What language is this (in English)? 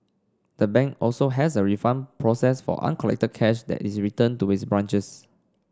English